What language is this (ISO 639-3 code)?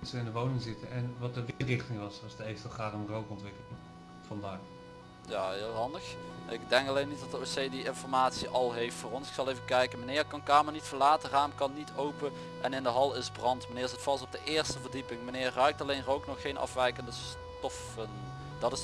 nld